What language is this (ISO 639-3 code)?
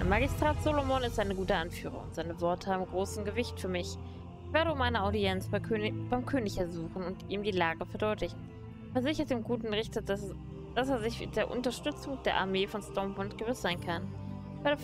deu